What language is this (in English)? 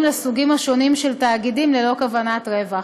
Hebrew